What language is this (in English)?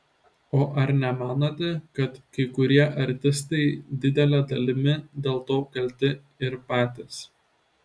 Lithuanian